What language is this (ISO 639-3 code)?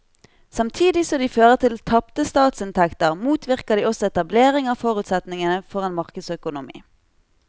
nor